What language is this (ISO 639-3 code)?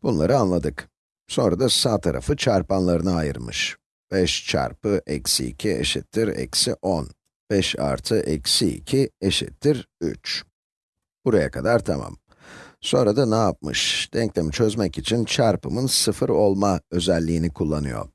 tur